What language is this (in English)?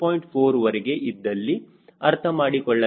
Kannada